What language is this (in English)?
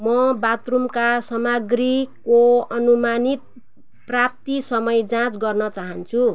Nepali